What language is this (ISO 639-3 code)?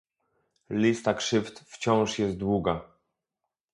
pol